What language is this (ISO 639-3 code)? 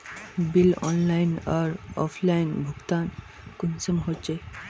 mag